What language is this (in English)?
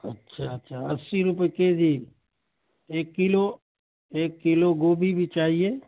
Urdu